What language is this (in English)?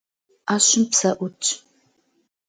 Kabardian